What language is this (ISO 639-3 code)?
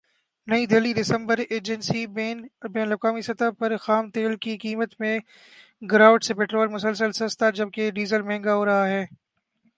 urd